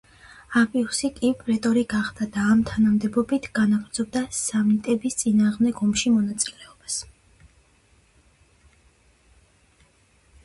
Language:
Georgian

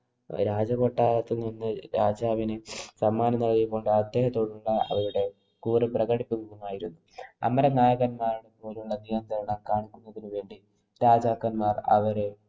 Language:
Malayalam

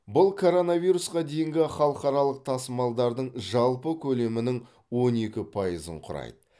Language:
Kazakh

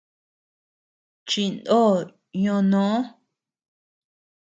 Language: Tepeuxila Cuicatec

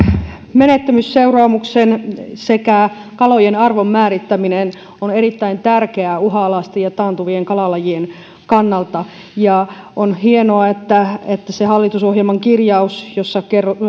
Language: Finnish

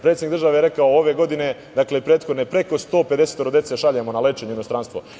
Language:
Serbian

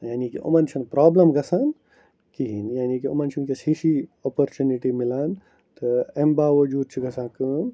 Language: Kashmiri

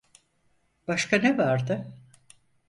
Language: Turkish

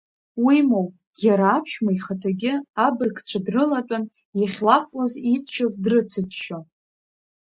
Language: Abkhazian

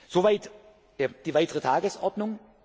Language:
German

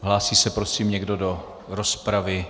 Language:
Czech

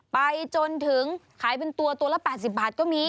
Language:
Thai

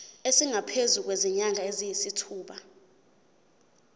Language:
Zulu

